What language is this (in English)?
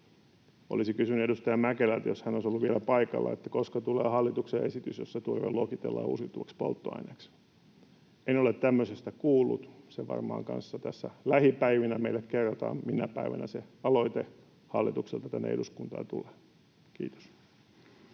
Finnish